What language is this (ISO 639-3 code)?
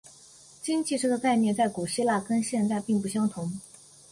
zho